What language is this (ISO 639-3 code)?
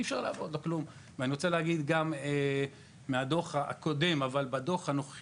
heb